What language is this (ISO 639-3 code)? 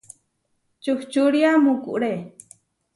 var